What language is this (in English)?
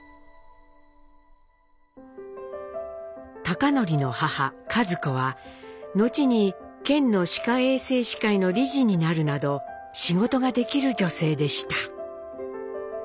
Japanese